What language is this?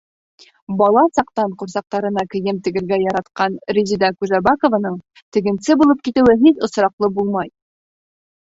Bashkir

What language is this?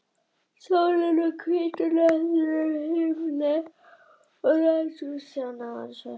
Icelandic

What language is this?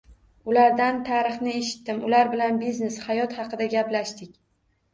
Uzbek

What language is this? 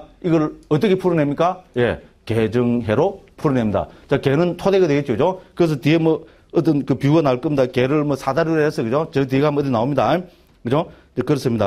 Korean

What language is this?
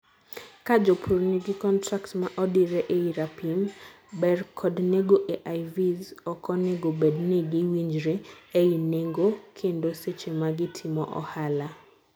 Luo (Kenya and Tanzania)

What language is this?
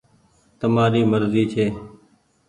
Goaria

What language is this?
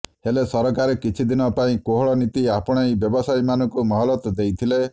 Odia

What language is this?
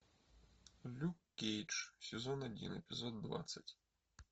Russian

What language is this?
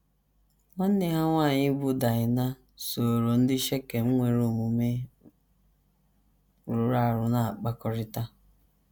Igbo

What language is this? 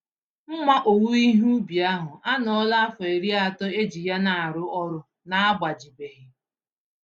Igbo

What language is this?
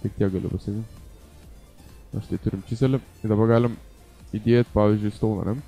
Lithuanian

